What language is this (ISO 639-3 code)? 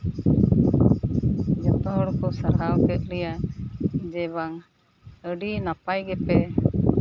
sat